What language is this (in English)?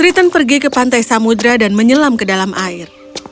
Indonesian